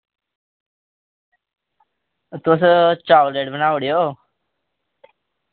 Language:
Dogri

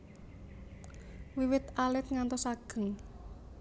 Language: Javanese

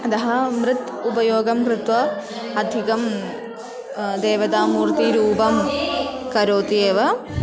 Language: Sanskrit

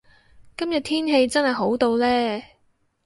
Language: Cantonese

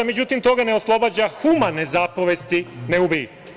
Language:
Serbian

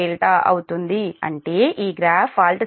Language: Telugu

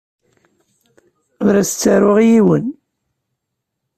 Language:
Kabyle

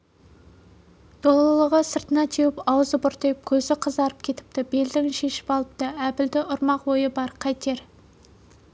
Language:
Kazakh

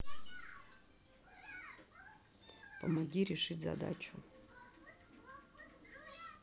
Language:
Russian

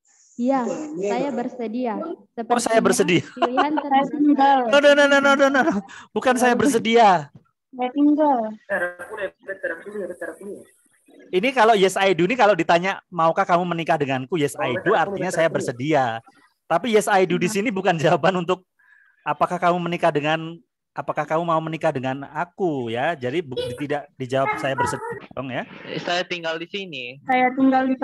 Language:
Indonesian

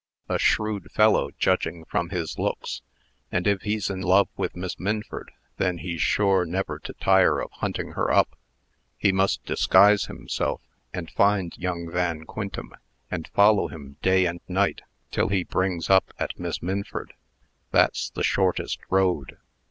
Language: English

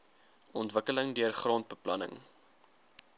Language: Afrikaans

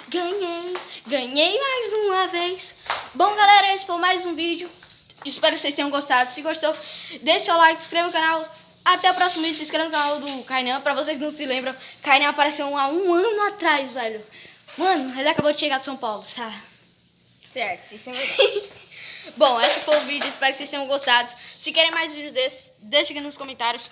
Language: Portuguese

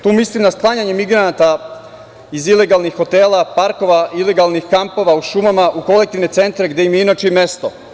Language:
Serbian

